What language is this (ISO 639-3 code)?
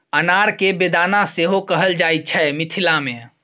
mai